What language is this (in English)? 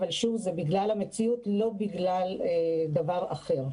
Hebrew